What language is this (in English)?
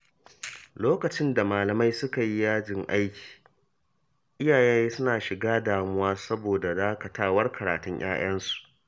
Hausa